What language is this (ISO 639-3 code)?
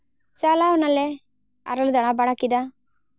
sat